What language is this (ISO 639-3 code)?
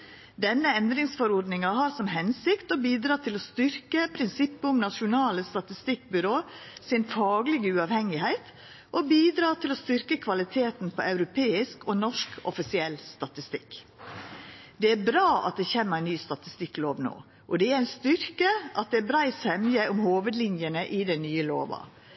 nno